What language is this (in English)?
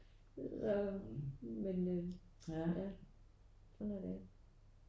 Danish